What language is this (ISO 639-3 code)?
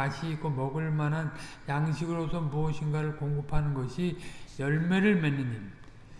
kor